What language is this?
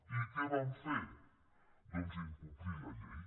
Catalan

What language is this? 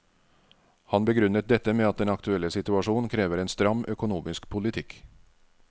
Norwegian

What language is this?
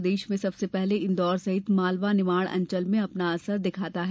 Hindi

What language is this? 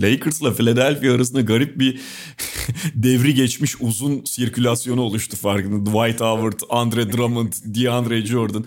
Turkish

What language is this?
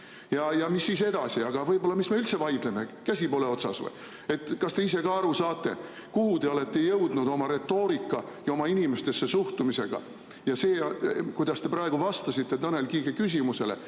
Estonian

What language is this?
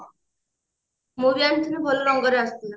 Odia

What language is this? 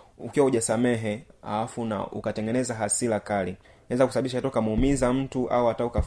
Swahili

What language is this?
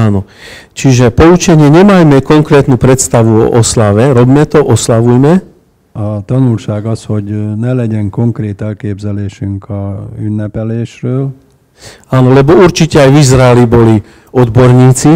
Hungarian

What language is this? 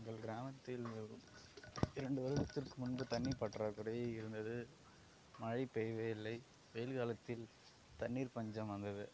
Tamil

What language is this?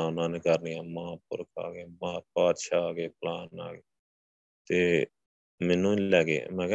Punjabi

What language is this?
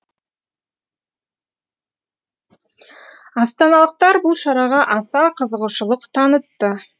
Kazakh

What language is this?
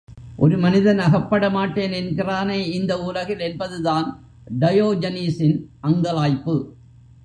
Tamil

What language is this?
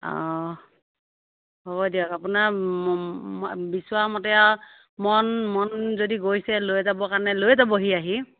Assamese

